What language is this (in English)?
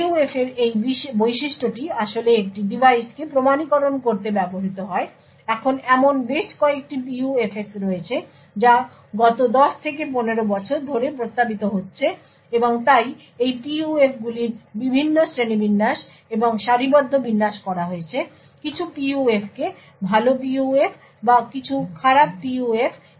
Bangla